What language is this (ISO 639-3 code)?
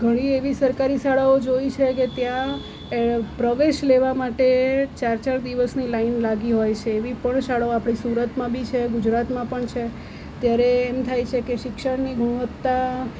guj